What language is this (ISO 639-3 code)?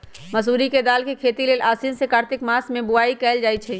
mag